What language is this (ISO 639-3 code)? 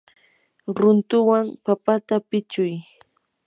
qur